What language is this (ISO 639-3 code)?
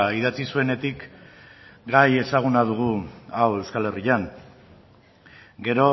eus